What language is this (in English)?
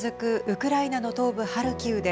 Japanese